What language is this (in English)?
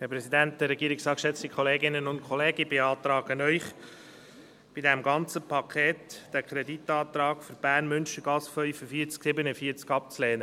Swiss German